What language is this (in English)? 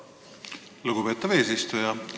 Estonian